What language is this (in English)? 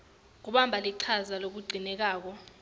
Swati